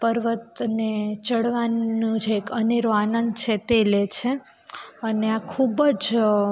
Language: Gujarati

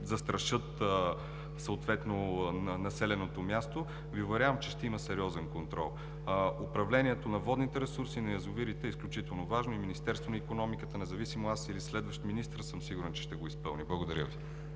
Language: Bulgarian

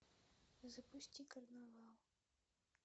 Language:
Russian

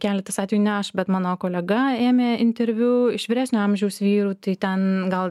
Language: Lithuanian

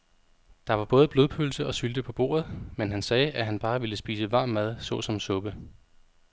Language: Danish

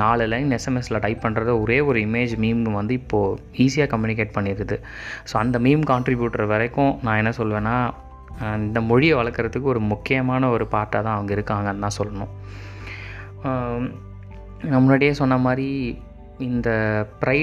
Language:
Tamil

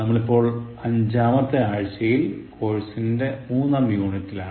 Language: Malayalam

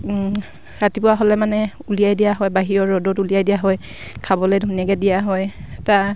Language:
Assamese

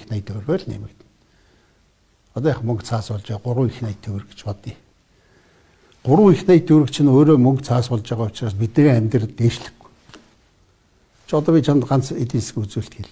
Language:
Turkish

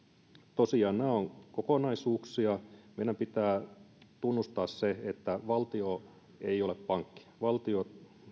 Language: Finnish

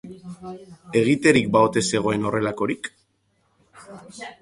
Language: Basque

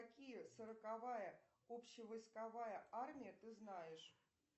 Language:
Russian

